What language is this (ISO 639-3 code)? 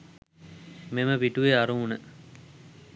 sin